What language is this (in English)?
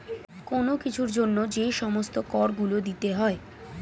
Bangla